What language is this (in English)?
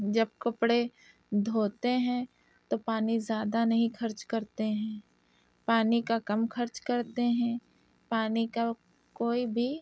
Urdu